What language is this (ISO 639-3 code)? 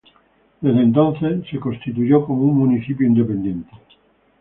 spa